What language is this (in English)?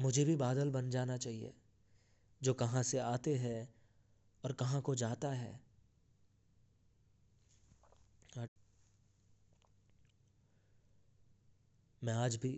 Hindi